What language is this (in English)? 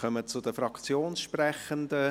Swiss German